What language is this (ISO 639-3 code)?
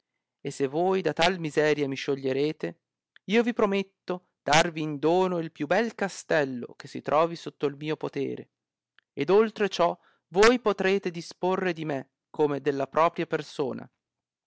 ita